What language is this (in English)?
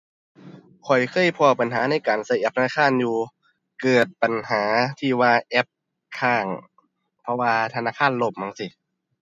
Thai